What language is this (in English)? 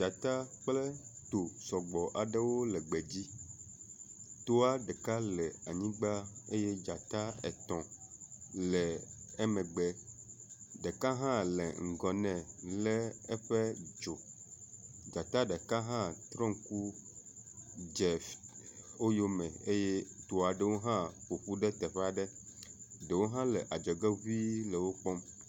Ewe